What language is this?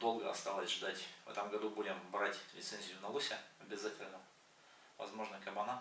Russian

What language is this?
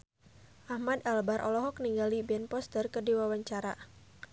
Sundanese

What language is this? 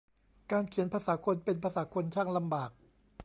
Thai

